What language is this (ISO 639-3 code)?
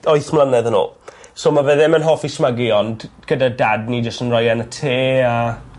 cym